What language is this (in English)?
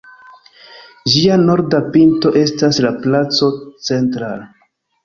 Esperanto